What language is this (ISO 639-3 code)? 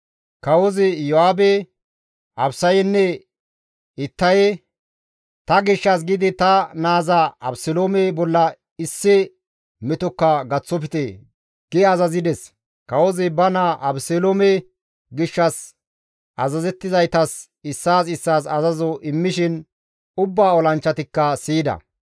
gmv